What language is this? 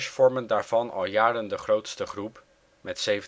Dutch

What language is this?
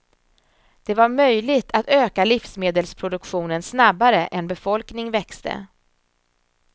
Swedish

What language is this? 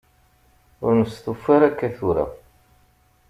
Kabyle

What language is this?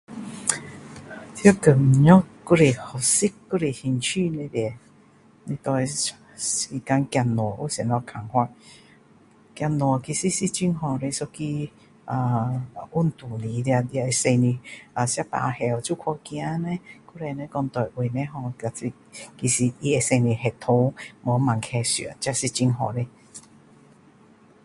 Min Dong Chinese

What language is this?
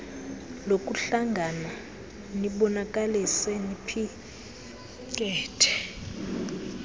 Xhosa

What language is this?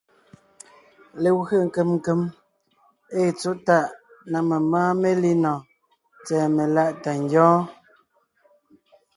Ngiemboon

